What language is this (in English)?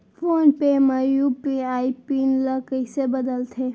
Chhattisgarhi